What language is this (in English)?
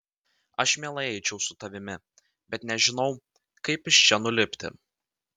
Lithuanian